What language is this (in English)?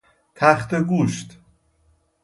Persian